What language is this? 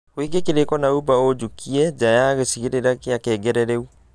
Kikuyu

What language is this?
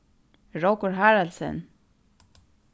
Faroese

